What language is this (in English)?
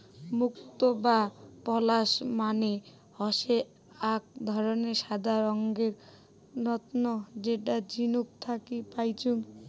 Bangla